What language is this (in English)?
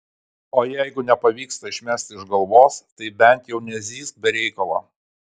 Lithuanian